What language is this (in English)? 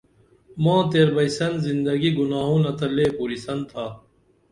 Dameli